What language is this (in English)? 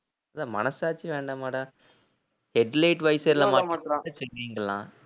Tamil